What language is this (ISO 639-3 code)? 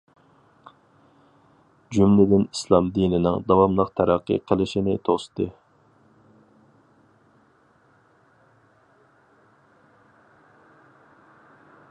uig